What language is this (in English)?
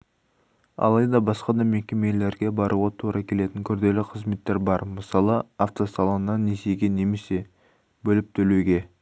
Kazakh